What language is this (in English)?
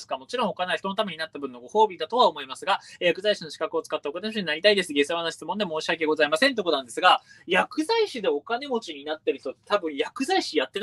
Japanese